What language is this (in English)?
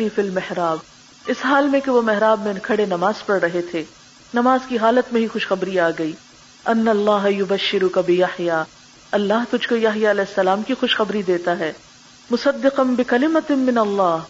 Urdu